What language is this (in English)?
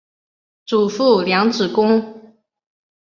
Chinese